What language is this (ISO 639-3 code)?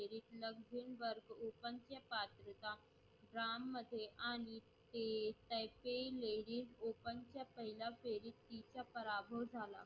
mar